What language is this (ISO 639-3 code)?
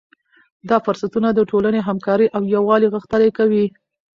pus